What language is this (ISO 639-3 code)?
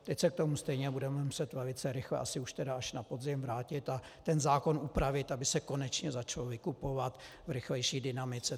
ces